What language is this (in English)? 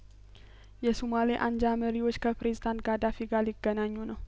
Amharic